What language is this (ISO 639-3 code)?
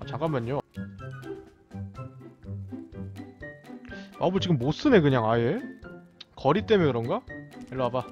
kor